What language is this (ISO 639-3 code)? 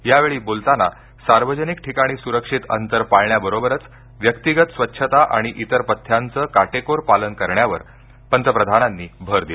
mar